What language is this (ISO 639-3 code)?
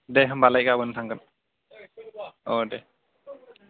brx